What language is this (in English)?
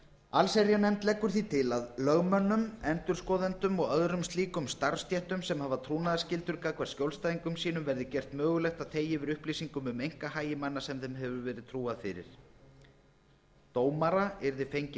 Icelandic